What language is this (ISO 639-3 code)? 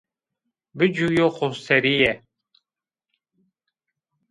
zza